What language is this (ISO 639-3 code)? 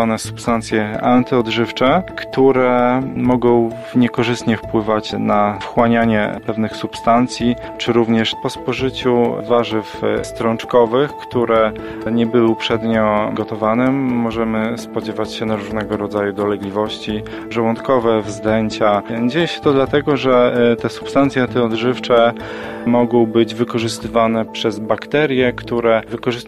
pol